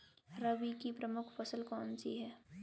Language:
Hindi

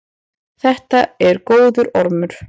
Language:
Icelandic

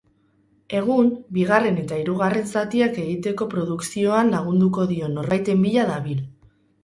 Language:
Basque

